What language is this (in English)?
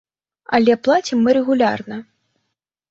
Belarusian